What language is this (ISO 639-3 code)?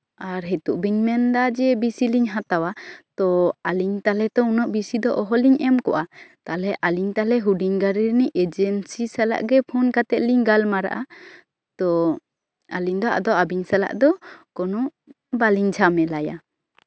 sat